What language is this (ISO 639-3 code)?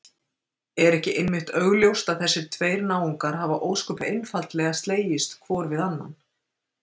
isl